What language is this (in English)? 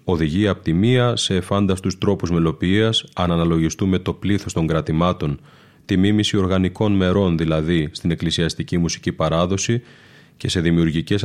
Greek